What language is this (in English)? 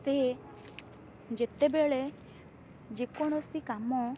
Odia